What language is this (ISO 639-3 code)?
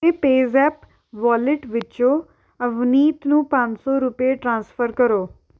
pan